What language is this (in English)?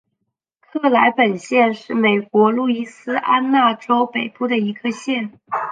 Chinese